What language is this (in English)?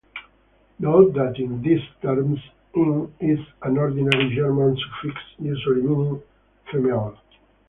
English